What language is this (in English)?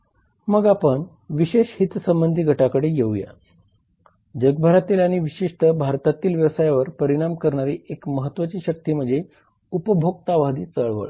Marathi